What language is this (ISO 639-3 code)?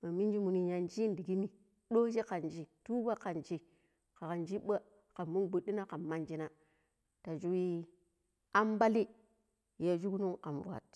pip